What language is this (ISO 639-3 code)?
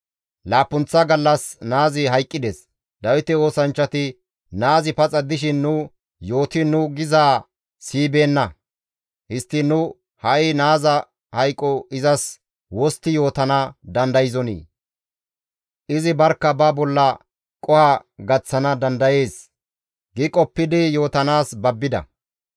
gmv